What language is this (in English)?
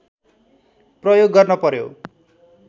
Nepali